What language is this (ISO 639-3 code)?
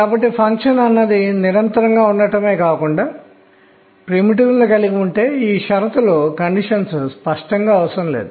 tel